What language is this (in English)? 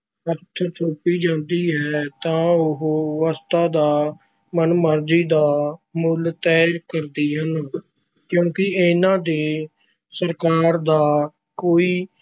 Punjabi